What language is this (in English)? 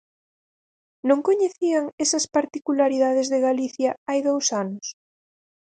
Galician